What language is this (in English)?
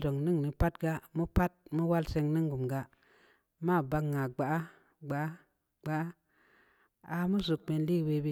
Samba Leko